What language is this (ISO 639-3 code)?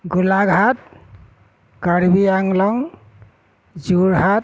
asm